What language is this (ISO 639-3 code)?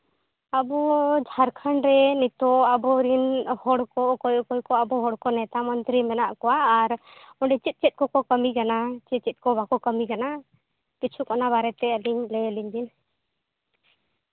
sat